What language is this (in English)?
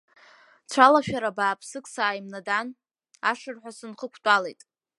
Abkhazian